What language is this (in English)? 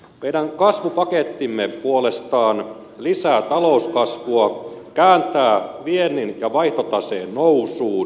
Finnish